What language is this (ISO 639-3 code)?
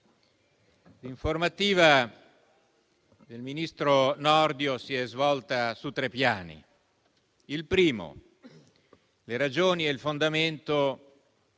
ita